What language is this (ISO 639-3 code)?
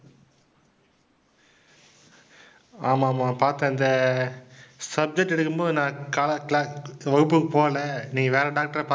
tam